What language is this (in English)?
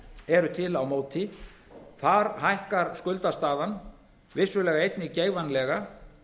Icelandic